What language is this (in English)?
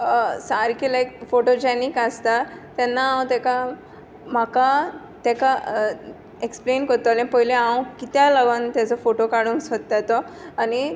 Konkani